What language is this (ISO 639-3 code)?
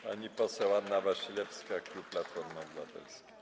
pol